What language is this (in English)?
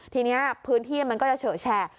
Thai